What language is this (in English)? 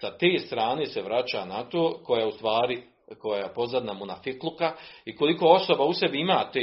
Croatian